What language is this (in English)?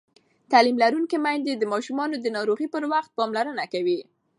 Pashto